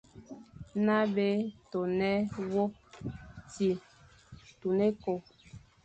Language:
Fang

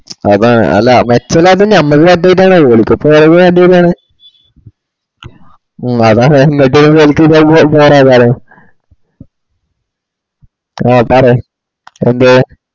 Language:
Malayalam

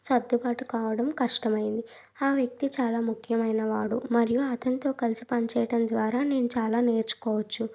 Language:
Telugu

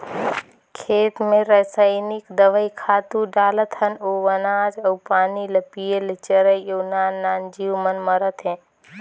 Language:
Chhattisgarhi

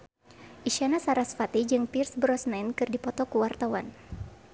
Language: Sundanese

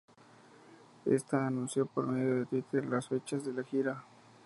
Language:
Spanish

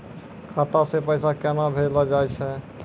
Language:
Maithili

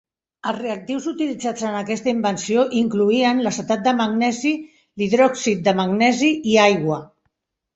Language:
Catalan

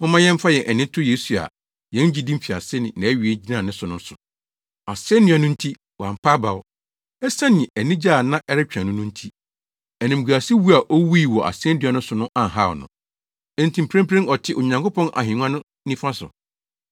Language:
Akan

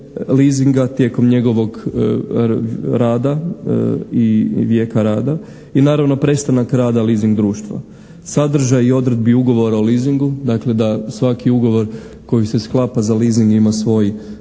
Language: Croatian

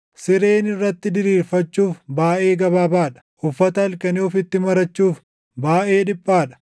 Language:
Oromo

